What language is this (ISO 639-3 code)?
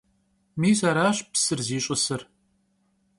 kbd